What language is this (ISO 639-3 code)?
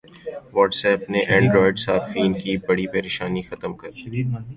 urd